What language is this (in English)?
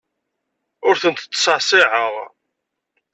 Kabyle